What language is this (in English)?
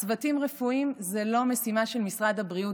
Hebrew